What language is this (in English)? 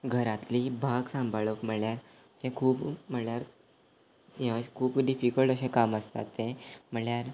Konkani